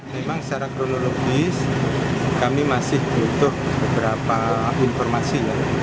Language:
Indonesian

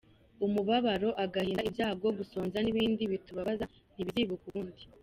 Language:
Kinyarwanda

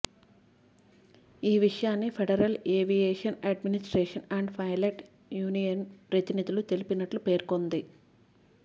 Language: Telugu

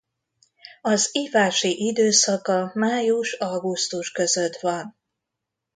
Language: Hungarian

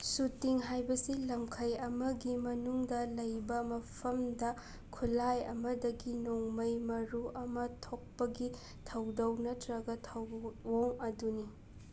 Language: Manipuri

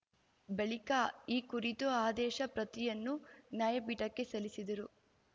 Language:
Kannada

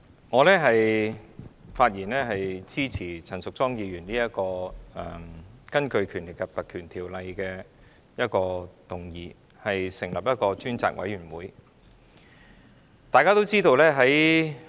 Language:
Cantonese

